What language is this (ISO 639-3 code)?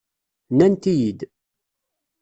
kab